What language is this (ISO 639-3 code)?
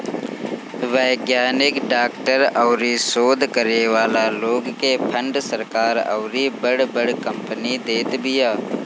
bho